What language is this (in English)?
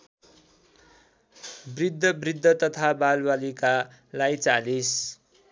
Nepali